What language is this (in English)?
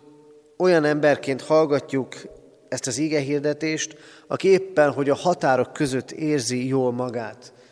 Hungarian